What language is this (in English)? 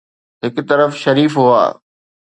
Sindhi